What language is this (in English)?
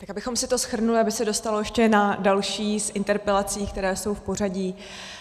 Czech